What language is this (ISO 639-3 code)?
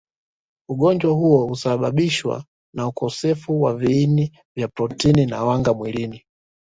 swa